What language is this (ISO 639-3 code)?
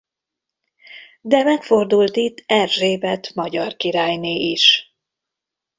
hun